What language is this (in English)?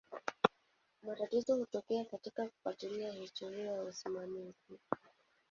Swahili